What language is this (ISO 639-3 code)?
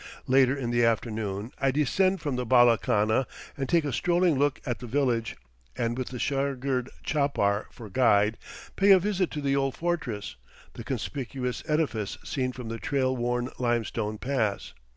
eng